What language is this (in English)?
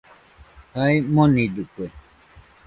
Nüpode Huitoto